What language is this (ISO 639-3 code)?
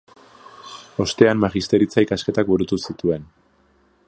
eus